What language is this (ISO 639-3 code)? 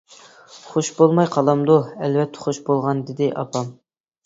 uig